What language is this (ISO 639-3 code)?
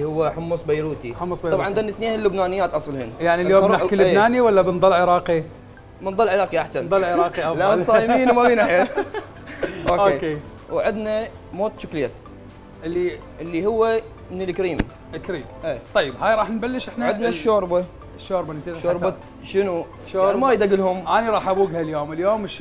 ara